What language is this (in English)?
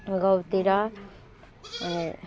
Nepali